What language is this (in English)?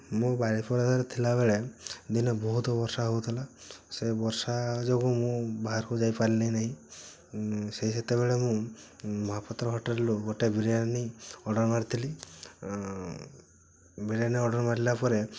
Odia